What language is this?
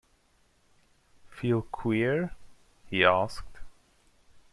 English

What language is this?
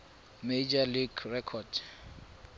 Tswana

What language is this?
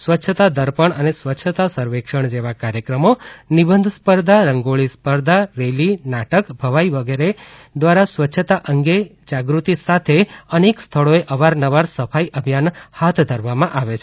Gujarati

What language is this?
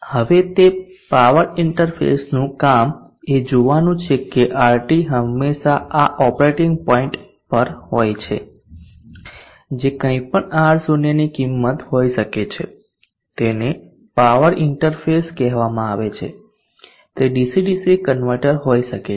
Gujarati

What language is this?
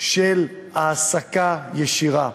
Hebrew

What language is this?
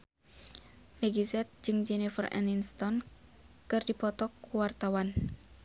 Sundanese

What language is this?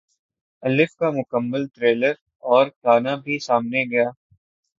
Urdu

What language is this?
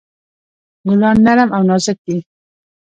Pashto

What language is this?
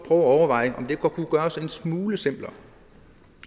Danish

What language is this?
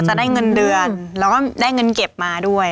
Thai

